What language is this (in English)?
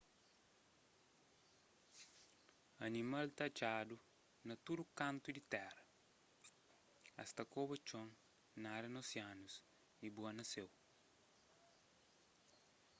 Kabuverdianu